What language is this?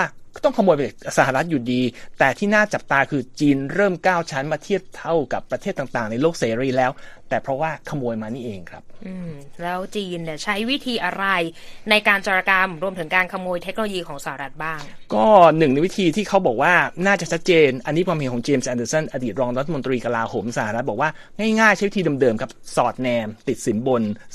Thai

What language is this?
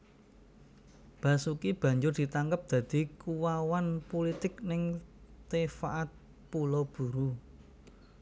Javanese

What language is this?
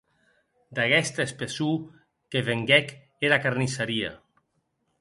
Occitan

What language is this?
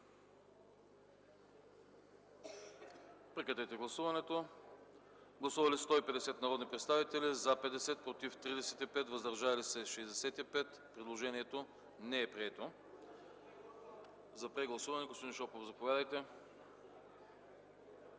Bulgarian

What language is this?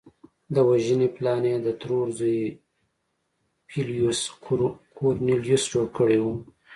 Pashto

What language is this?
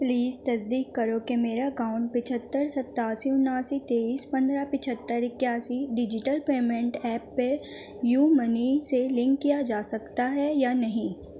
Urdu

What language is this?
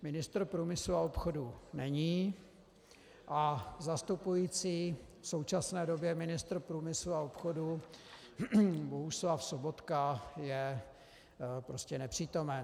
Czech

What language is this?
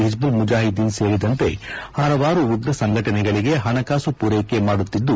Kannada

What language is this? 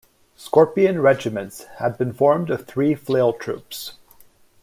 English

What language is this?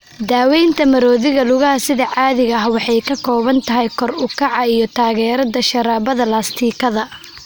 Somali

